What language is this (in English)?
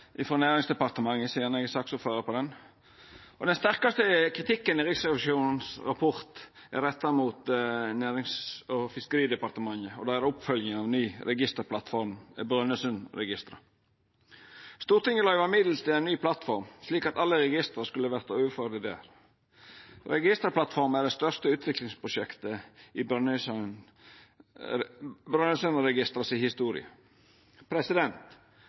Norwegian Nynorsk